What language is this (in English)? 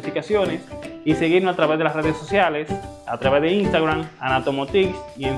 Spanish